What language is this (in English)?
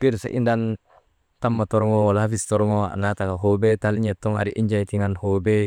Maba